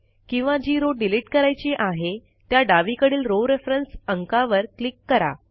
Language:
Marathi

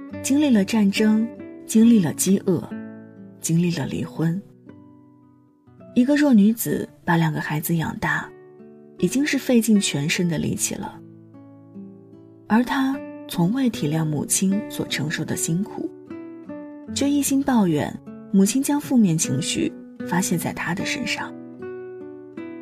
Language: Chinese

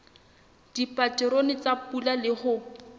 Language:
Southern Sotho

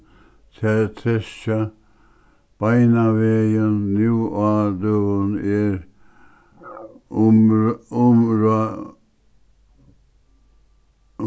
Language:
Faroese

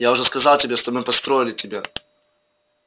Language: Russian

